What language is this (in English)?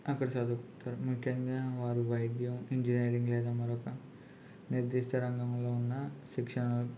Telugu